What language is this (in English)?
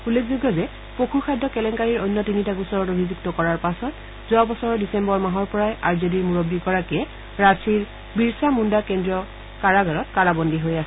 Assamese